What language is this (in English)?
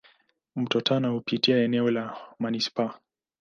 Swahili